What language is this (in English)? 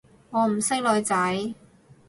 Cantonese